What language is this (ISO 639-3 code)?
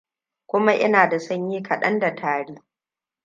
hau